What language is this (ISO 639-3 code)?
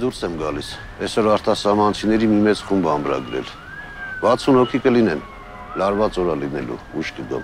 ron